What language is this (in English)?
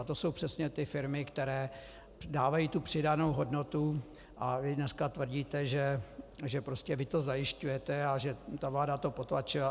Czech